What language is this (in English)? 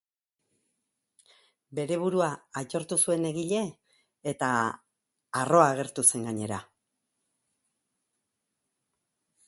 Basque